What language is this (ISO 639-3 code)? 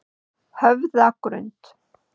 isl